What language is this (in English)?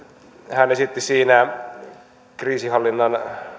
Finnish